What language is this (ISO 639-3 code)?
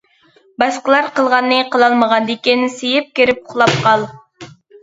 uig